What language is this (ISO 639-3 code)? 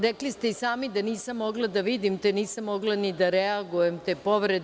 srp